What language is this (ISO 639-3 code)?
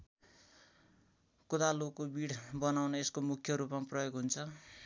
nep